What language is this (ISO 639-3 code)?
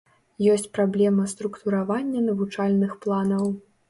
bel